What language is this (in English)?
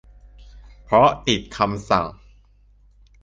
Thai